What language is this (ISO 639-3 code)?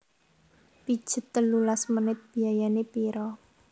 jav